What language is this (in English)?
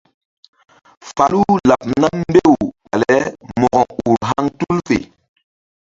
Mbum